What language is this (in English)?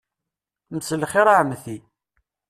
Kabyle